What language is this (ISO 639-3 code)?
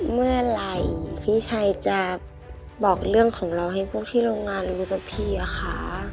tha